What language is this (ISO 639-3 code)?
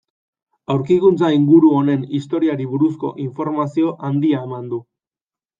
eus